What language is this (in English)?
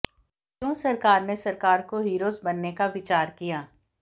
Hindi